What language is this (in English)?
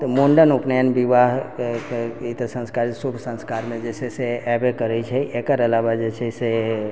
Maithili